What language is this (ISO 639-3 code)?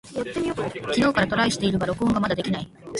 jpn